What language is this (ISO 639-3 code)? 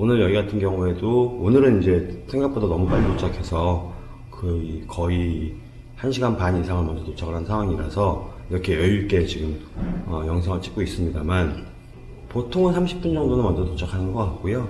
kor